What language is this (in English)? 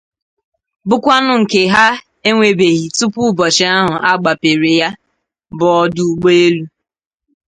Igbo